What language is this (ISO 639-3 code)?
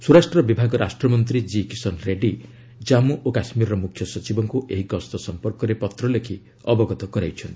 ori